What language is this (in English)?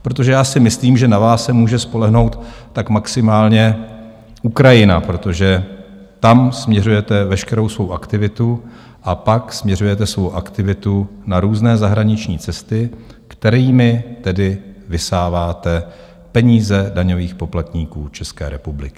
Czech